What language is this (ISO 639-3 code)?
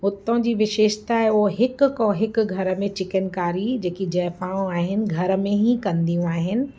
snd